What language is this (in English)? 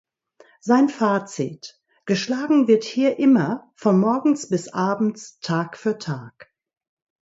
German